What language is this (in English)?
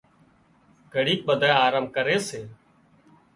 Wadiyara Koli